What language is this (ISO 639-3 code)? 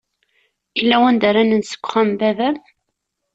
kab